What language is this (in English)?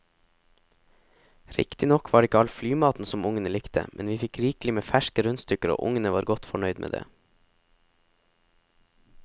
Norwegian